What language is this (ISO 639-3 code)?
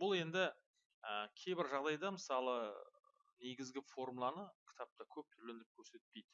tur